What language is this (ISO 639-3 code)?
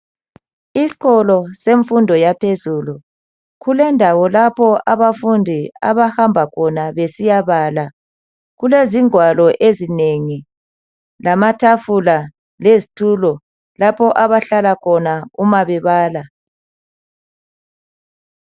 nde